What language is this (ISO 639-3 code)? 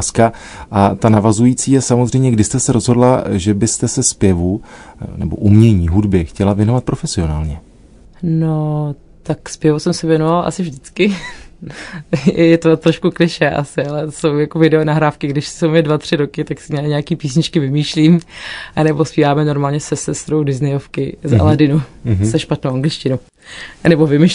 ces